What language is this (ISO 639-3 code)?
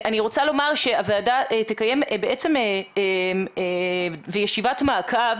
heb